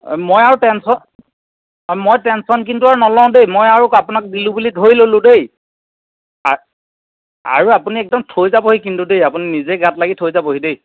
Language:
Assamese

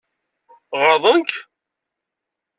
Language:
Kabyle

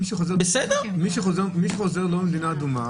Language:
Hebrew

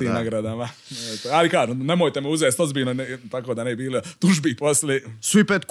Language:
Croatian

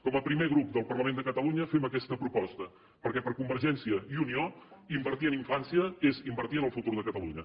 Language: Catalan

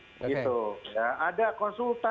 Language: Indonesian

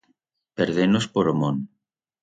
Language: Aragonese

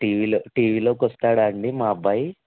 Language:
Telugu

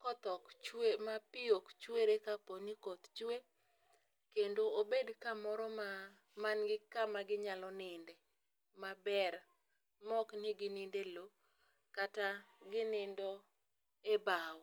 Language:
Luo (Kenya and Tanzania)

